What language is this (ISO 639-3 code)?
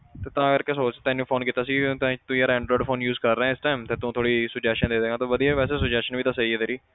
pan